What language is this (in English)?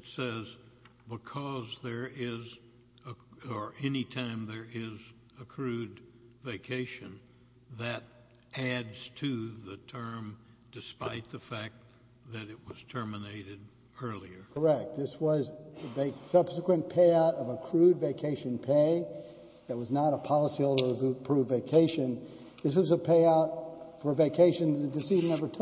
English